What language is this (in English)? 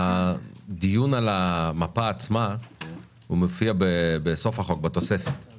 Hebrew